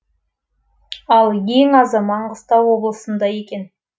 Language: Kazakh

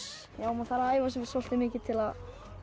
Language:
Icelandic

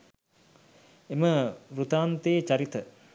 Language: Sinhala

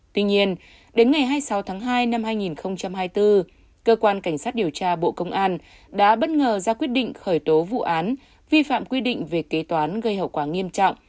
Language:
Vietnamese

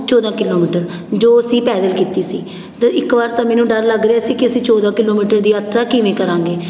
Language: Punjabi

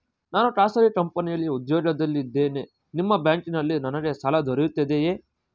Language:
Kannada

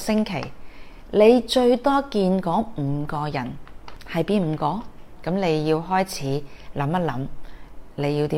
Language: Chinese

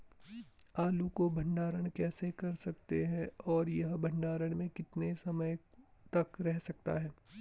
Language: Hindi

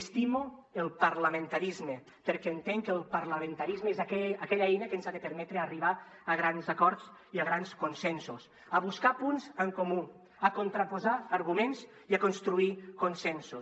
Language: Catalan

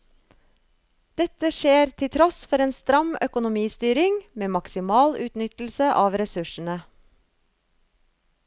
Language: Norwegian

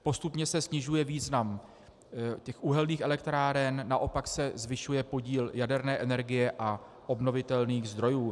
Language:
Czech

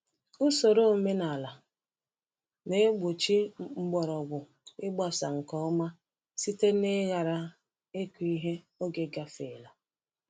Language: Igbo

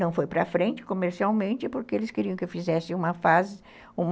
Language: Portuguese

